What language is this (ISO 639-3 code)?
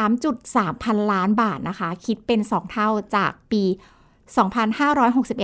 tha